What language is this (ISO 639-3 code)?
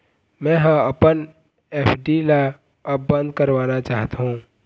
hne